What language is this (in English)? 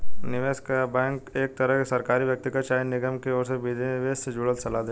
Bhojpuri